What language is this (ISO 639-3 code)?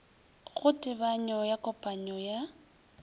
nso